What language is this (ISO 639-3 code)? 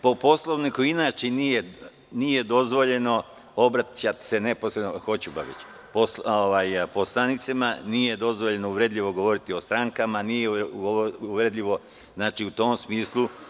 srp